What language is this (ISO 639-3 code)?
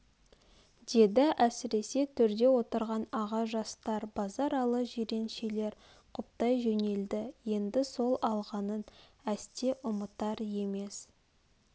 kaz